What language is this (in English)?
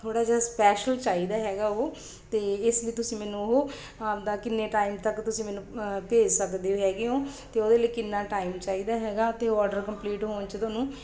Punjabi